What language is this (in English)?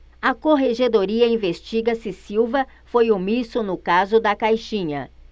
Portuguese